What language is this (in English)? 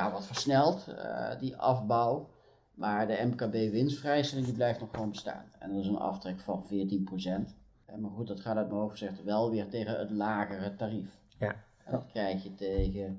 Dutch